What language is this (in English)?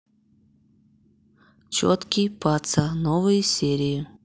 Russian